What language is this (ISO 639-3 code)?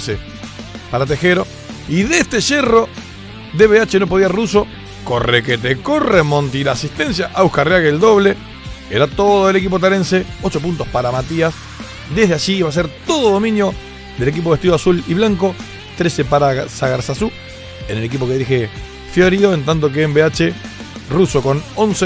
spa